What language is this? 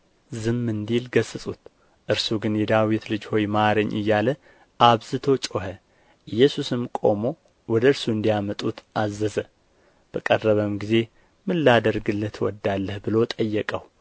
Amharic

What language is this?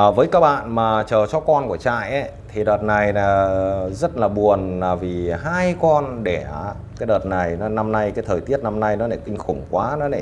Vietnamese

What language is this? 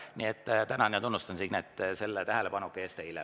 Estonian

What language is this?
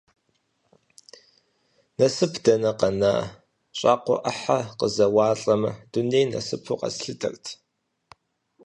Kabardian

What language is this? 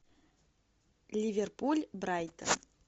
Russian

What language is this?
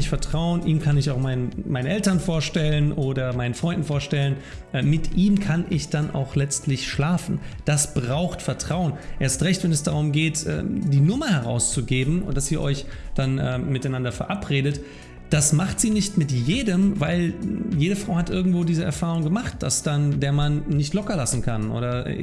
German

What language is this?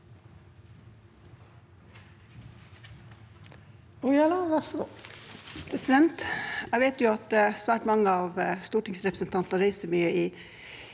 Norwegian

